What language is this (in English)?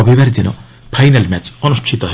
Odia